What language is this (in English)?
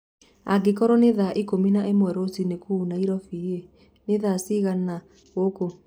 Kikuyu